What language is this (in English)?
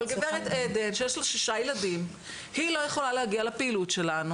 Hebrew